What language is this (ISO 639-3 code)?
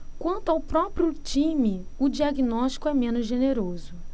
por